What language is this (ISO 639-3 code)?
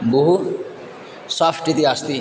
san